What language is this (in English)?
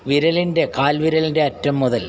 Malayalam